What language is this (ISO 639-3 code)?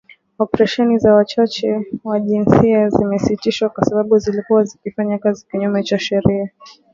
swa